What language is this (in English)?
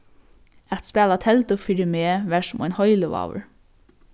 Faroese